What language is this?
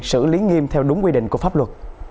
Vietnamese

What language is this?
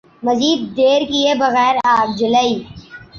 Urdu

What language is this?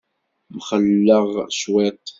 Kabyle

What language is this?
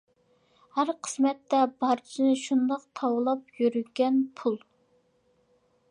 Uyghur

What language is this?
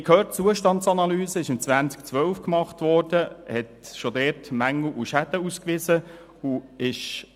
Swiss German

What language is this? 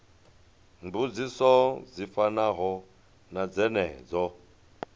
Venda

